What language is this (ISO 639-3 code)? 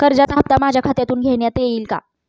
mar